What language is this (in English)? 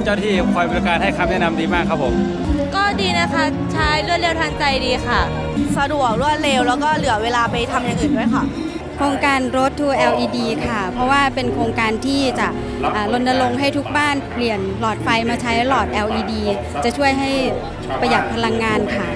Thai